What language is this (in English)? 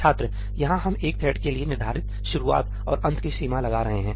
Hindi